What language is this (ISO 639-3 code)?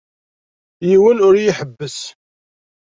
kab